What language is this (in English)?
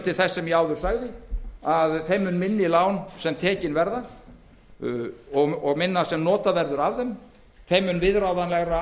Icelandic